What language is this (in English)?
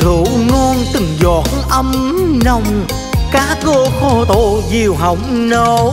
Vietnamese